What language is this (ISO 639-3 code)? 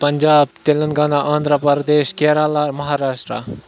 kas